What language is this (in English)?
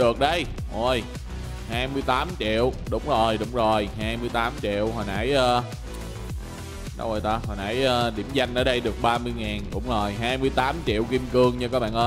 Vietnamese